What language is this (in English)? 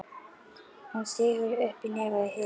Icelandic